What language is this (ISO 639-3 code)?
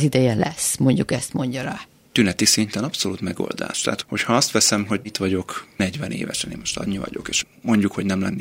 hun